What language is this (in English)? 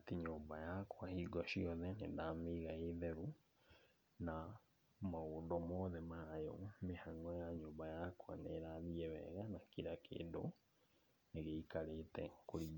Kikuyu